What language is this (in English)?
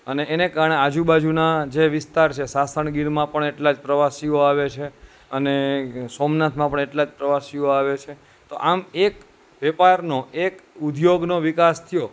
Gujarati